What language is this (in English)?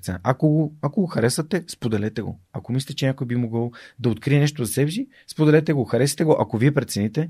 Bulgarian